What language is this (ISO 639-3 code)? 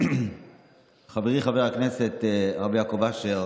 heb